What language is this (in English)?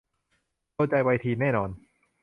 Thai